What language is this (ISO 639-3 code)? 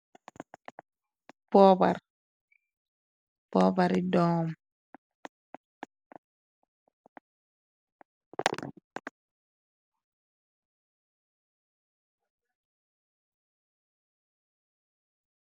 wol